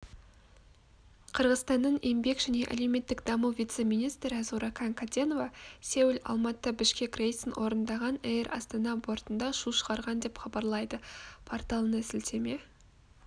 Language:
Kazakh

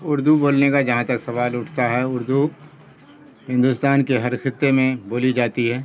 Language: Urdu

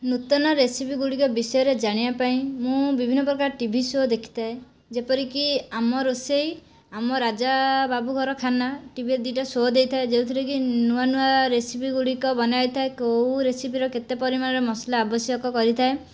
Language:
Odia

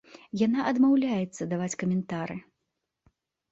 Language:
Belarusian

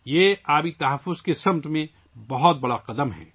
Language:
Urdu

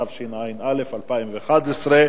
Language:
Hebrew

